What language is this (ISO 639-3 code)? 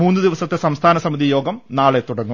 mal